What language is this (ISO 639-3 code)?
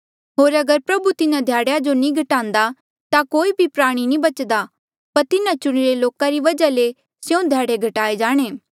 mjl